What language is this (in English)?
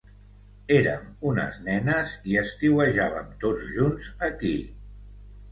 Catalan